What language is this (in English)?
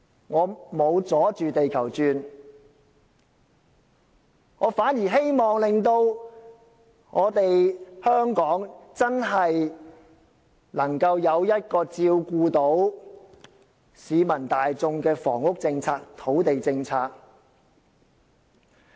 Cantonese